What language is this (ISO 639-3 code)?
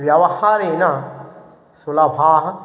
san